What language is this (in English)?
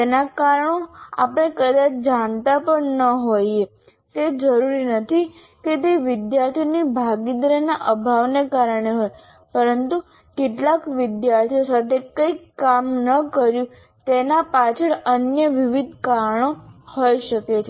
Gujarati